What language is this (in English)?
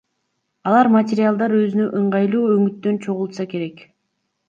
Kyrgyz